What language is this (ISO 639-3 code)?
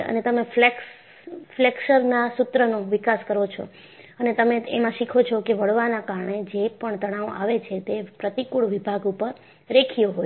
guj